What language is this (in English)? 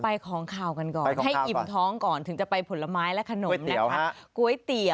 Thai